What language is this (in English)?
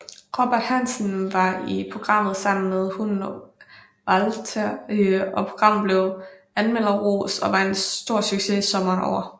Danish